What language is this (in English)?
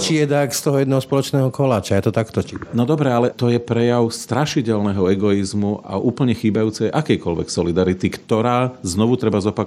Slovak